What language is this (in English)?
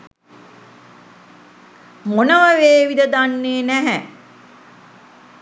Sinhala